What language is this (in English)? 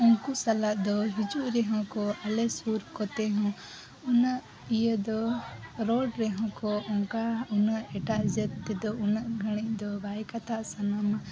Santali